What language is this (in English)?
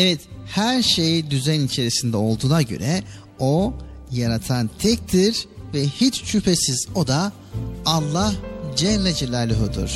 Turkish